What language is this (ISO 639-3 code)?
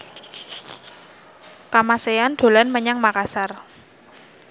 jav